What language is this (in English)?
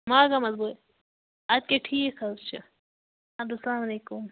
Kashmiri